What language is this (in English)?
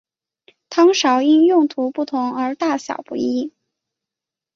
Chinese